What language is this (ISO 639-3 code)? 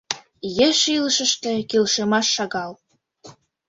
chm